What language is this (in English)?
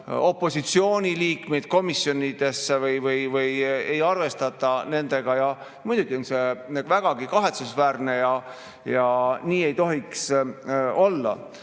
Estonian